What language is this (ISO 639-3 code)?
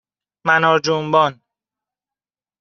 fas